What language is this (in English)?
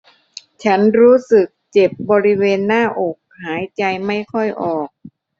Thai